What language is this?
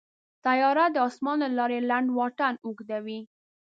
Pashto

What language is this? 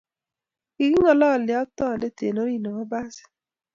Kalenjin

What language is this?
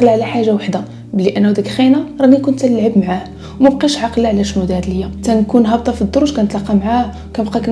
Arabic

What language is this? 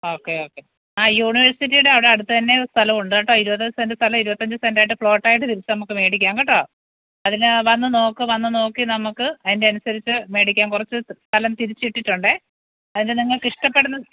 Malayalam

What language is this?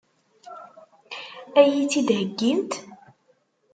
Kabyle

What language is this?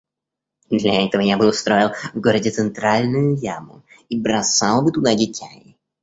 Russian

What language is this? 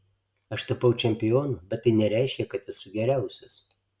Lithuanian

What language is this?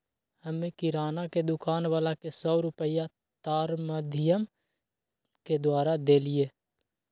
Magahi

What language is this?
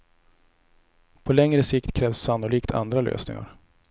Swedish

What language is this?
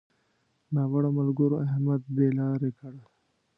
Pashto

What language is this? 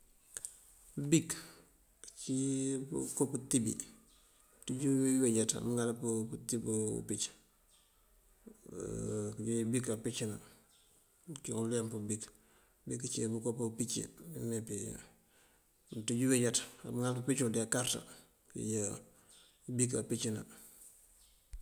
Mandjak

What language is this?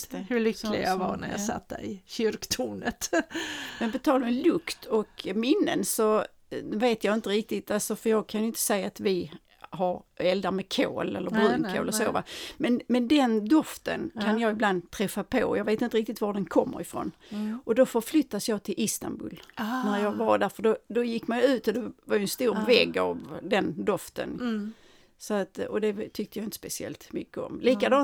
Swedish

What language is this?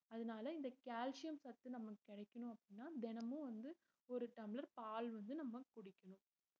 Tamil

